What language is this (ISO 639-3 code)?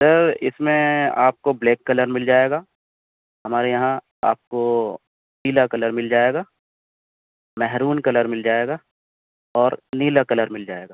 urd